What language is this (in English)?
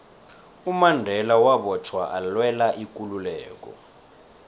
South Ndebele